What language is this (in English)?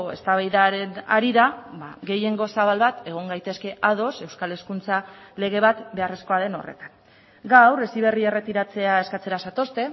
Basque